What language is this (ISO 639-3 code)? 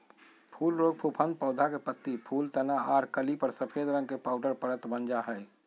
mag